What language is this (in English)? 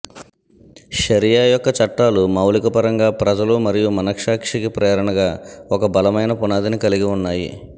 Telugu